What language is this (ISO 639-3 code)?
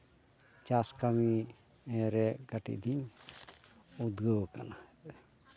sat